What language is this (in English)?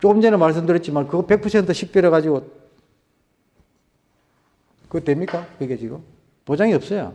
Korean